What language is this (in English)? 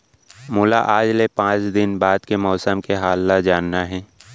Chhattisgarhi